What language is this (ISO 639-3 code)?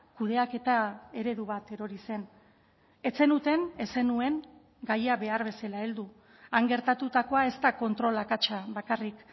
eus